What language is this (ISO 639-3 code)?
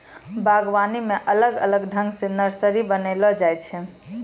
mai